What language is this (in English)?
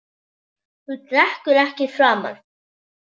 Icelandic